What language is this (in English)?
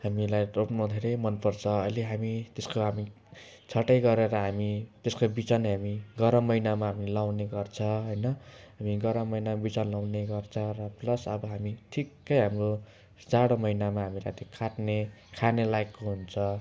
Nepali